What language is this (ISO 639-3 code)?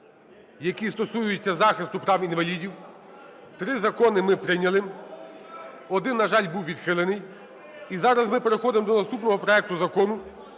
ukr